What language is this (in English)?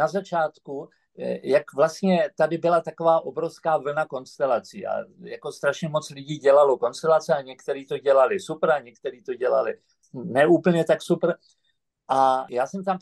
Czech